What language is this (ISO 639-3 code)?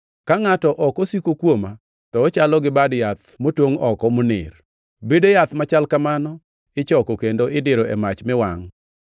luo